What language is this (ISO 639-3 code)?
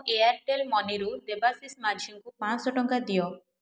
ori